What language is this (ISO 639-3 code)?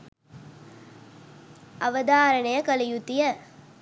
sin